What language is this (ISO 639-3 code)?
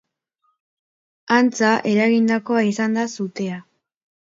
eus